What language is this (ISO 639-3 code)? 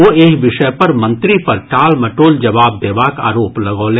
mai